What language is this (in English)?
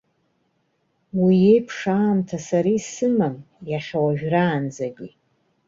Abkhazian